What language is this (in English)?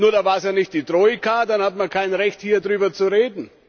German